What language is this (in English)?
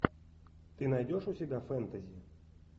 Russian